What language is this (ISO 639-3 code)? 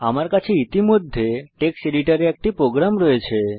ben